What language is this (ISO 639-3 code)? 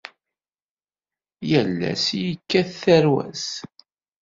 kab